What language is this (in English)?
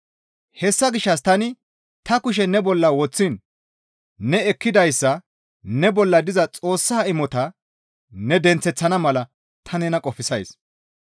Gamo